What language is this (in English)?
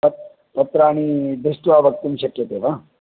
Sanskrit